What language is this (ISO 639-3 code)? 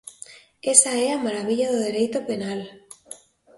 glg